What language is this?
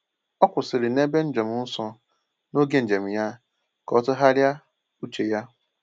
Igbo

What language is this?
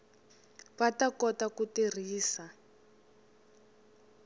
Tsonga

